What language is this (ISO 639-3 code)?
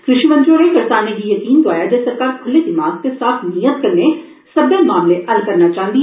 doi